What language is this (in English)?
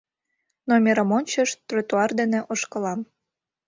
Mari